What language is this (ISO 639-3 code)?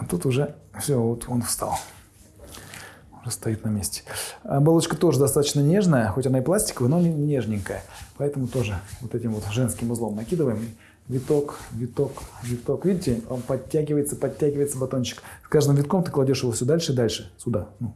rus